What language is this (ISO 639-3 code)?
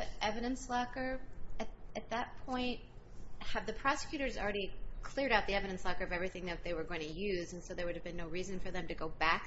eng